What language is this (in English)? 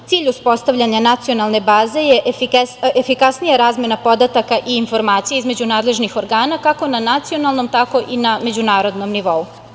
Serbian